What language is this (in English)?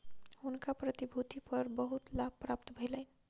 Maithili